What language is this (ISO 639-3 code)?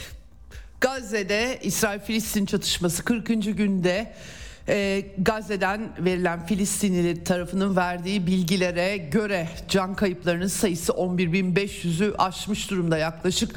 tur